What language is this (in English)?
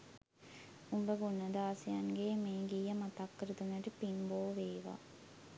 Sinhala